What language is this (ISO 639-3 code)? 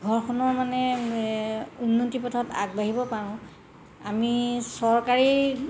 asm